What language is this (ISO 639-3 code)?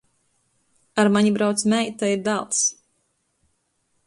ltg